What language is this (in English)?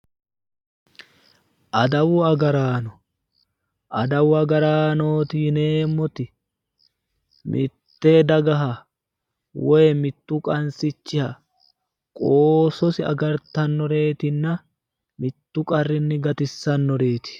Sidamo